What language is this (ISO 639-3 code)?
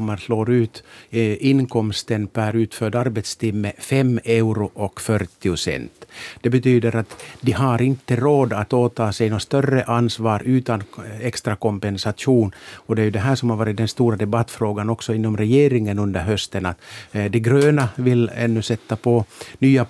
swe